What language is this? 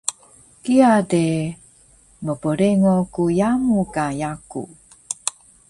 Taroko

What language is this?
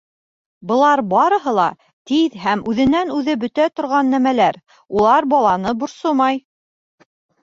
Bashkir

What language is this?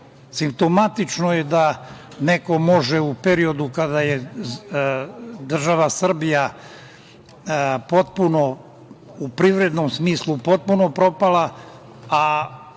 Serbian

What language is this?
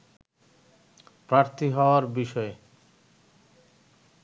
Bangla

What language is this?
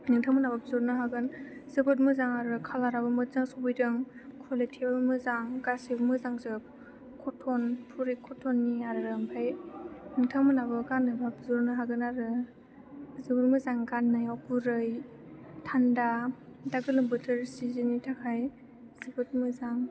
Bodo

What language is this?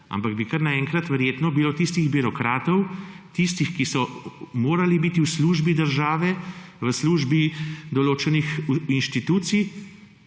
Slovenian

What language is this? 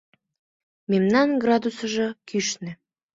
Mari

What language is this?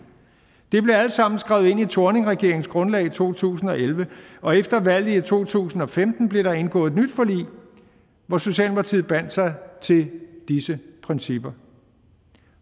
Danish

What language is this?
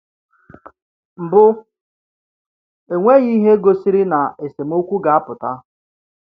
Igbo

